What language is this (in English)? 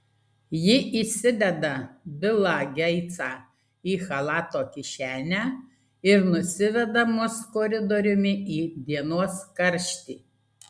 Lithuanian